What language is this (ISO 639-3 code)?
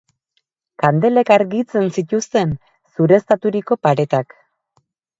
eus